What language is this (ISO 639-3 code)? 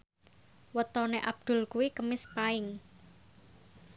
jav